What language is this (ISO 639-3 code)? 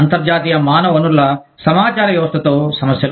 tel